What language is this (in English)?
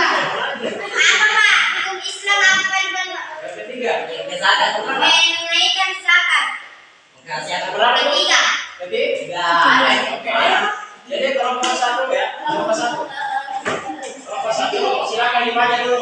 Indonesian